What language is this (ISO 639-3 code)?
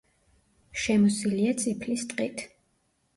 kat